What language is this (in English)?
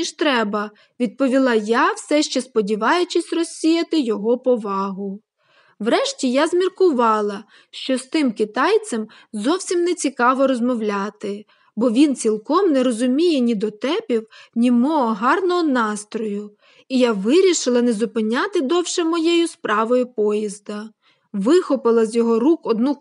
Ukrainian